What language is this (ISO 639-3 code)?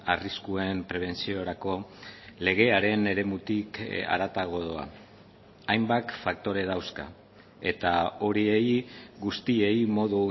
eus